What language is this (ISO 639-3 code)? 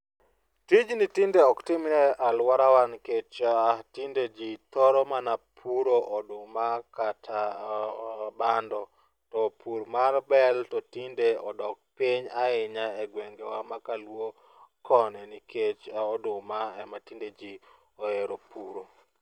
luo